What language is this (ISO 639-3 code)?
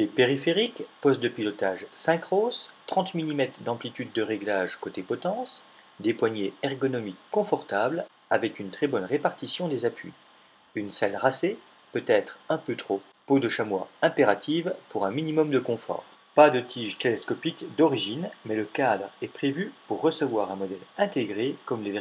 fra